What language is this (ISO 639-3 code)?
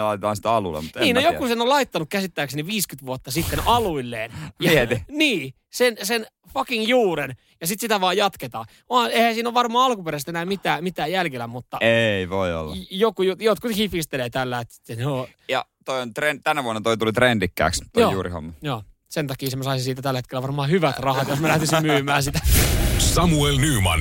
fin